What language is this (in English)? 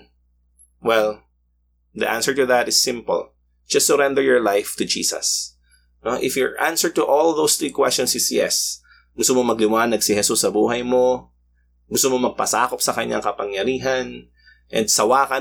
Filipino